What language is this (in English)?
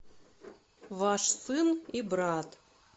Russian